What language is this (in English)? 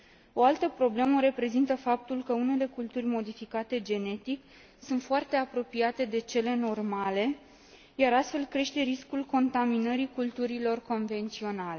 Romanian